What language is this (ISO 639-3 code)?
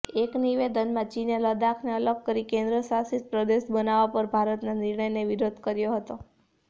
guj